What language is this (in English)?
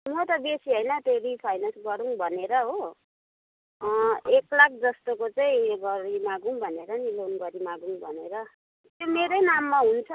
Nepali